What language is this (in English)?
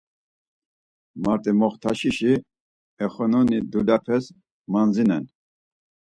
Laz